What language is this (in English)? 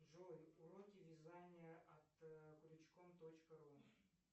Russian